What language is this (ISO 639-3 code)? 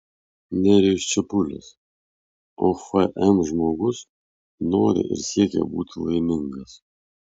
lit